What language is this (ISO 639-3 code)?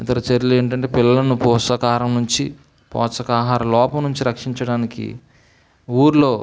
tel